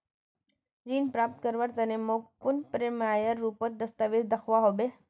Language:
Magahi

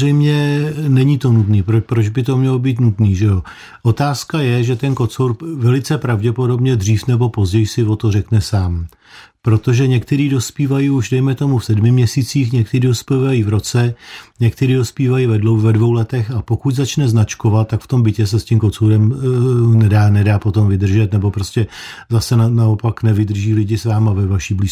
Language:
Czech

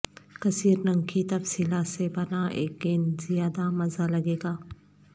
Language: Urdu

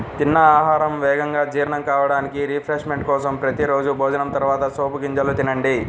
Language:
Telugu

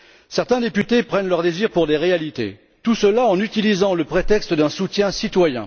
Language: French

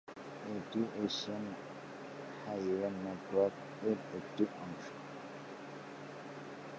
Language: Bangla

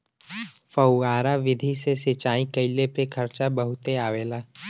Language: Bhojpuri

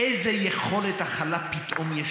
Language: Hebrew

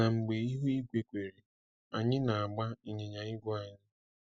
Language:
Igbo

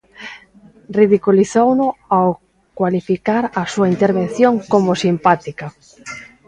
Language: Galician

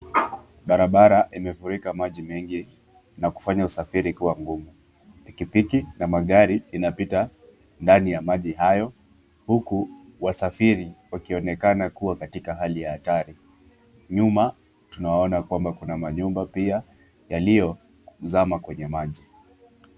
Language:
Swahili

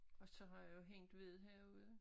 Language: Danish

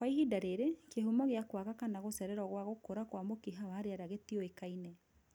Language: Kikuyu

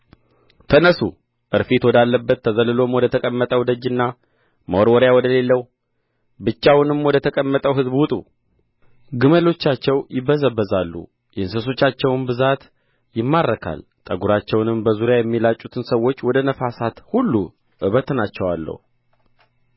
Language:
Amharic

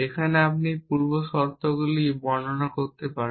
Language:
Bangla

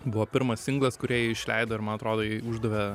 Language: Lithuanian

